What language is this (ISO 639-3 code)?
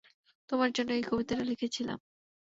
ben